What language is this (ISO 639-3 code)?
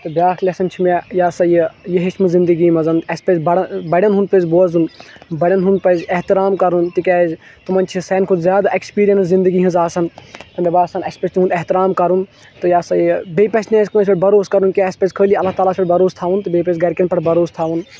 kas